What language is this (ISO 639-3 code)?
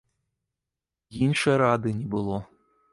bel